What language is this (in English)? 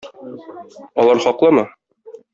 Tatar